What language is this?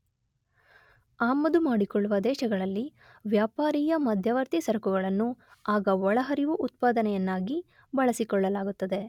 Kannada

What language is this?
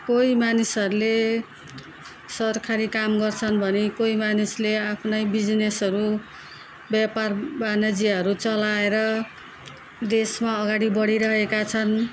Nepali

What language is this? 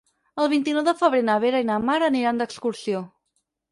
Catalan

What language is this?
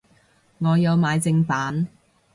Cantonese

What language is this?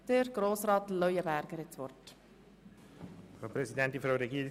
Swiss German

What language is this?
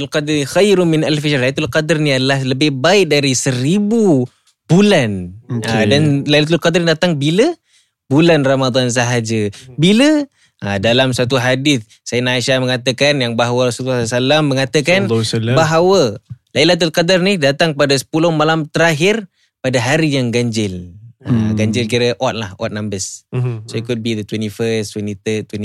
Malay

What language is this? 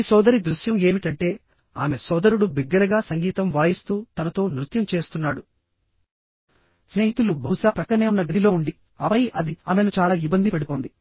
Telugu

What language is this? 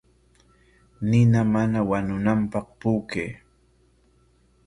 Corongo Ancash Quechua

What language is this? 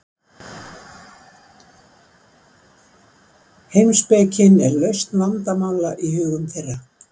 Icelandic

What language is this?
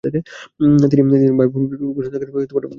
Bangla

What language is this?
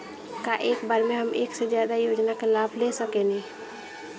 Bhojpuri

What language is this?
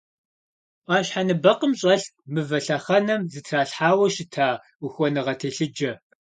Kabardian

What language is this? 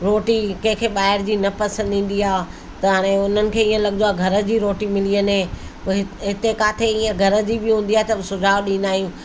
Sindhi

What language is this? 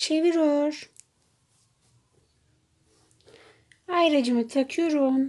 Turkish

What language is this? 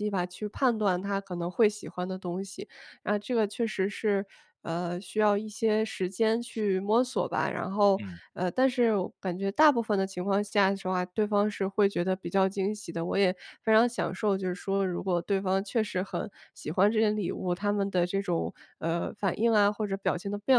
Chinese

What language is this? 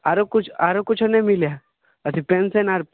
Maithili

